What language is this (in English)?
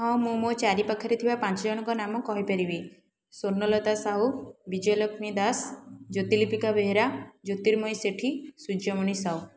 Odia